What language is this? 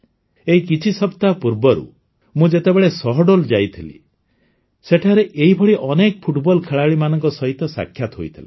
Odia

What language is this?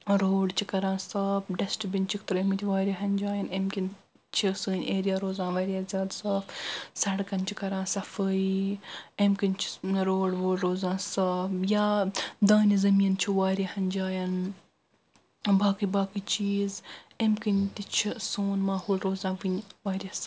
Kashmiri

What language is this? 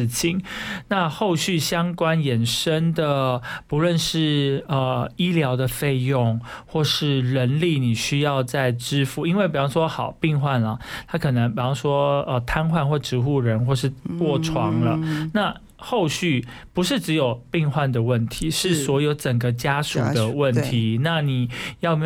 Chinese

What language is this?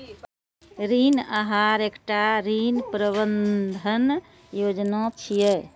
Maithili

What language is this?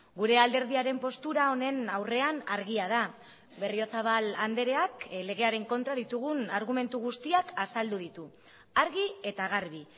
Basque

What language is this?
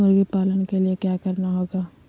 Magahi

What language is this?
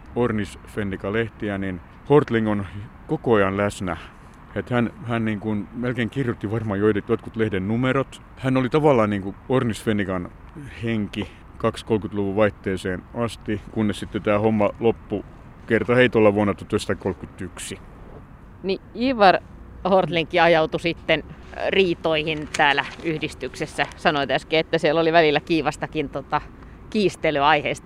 Finnish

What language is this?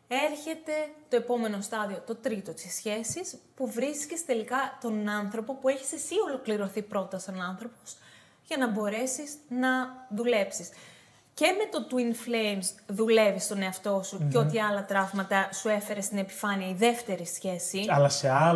Greek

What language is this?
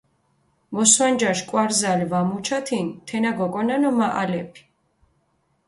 Mingrelian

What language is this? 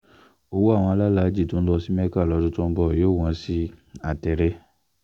Yoruba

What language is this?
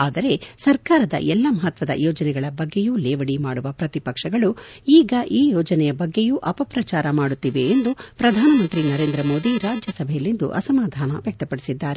Kannada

